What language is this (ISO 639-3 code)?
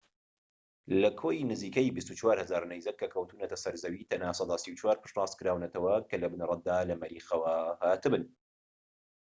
ckb